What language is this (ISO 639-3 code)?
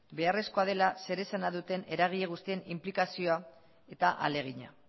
eus